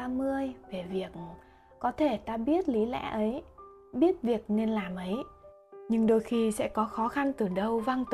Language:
Vietnamese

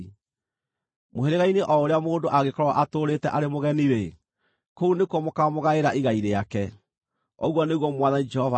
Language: Kikuyu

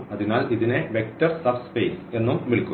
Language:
Malayalam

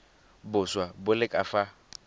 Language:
Tswana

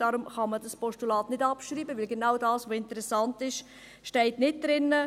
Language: Swiss German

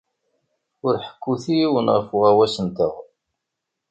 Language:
Kabyle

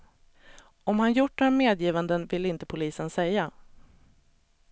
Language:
Swedish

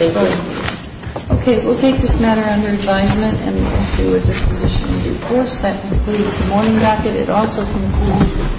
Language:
English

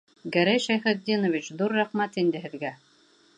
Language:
Bashkir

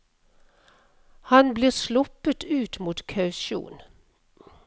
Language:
Norwegian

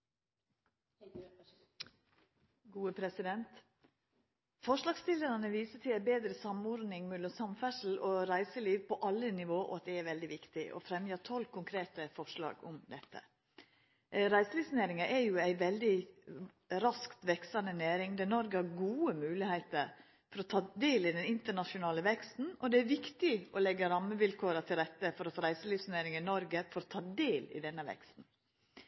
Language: Norwegian Nynorsk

